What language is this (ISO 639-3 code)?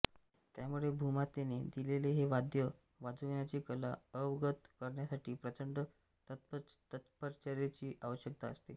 mar